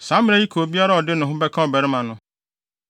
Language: Akan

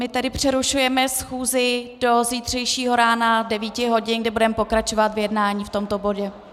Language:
Czech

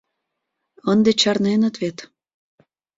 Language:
Mari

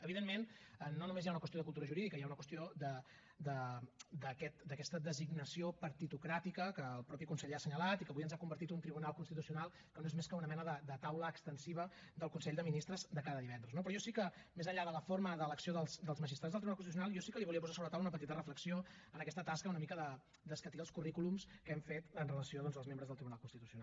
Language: Catalan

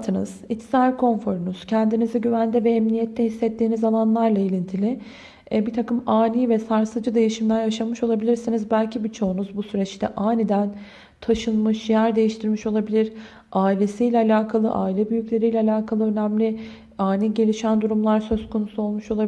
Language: Turkish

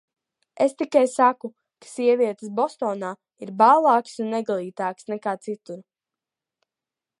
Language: Latvian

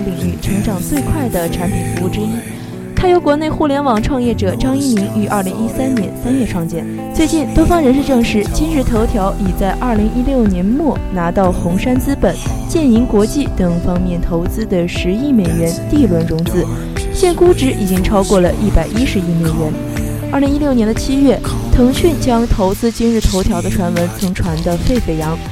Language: Chinese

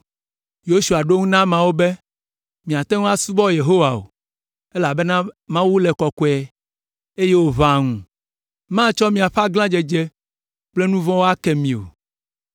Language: Ewe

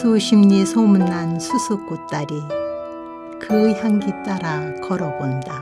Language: Korean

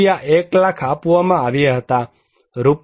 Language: Gujarati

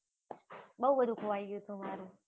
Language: Gujarati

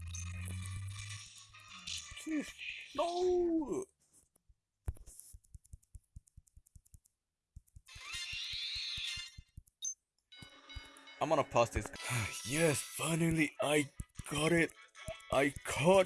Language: English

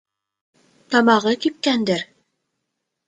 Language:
Bashkir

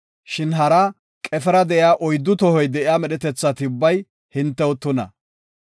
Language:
Gofa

